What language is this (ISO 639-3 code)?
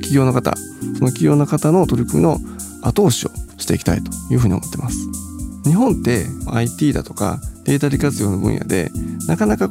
jpn